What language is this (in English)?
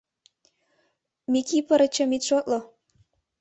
Mari